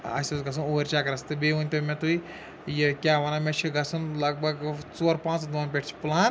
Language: Kashmiri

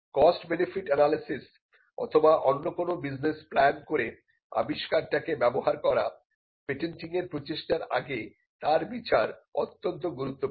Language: Bangla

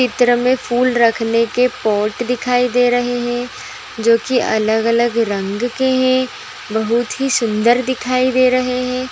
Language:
Magahi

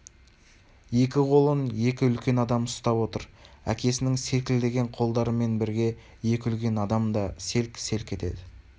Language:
Kazakh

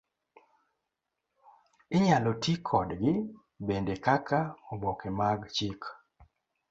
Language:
Luo (Kenya and Tanzania)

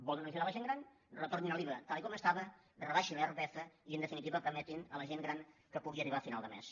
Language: Catalan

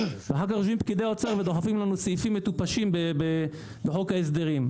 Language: Hebrew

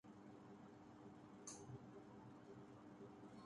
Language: Urdu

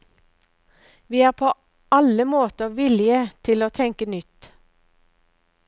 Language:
Norwegian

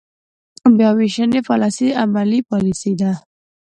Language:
Pashto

